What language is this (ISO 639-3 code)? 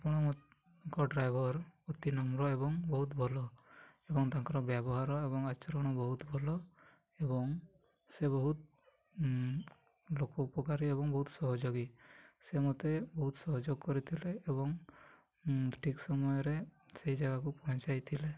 ori